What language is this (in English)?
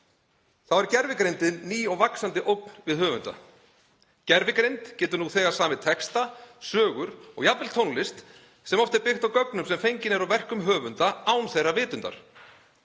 Icelandic